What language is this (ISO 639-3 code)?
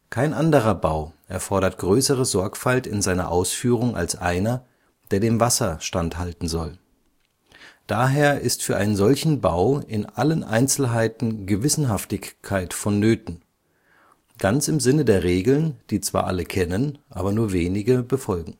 deu